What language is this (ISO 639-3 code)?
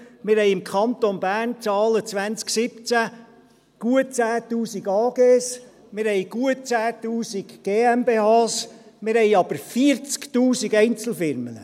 gsw